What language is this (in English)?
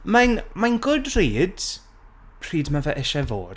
Welsh